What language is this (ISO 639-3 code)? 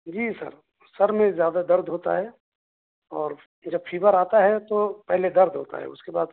urd